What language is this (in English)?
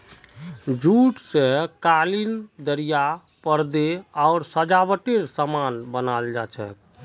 Magahi